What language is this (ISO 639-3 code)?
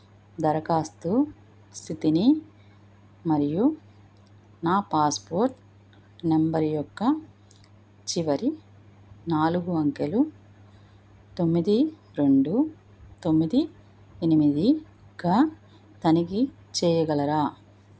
tel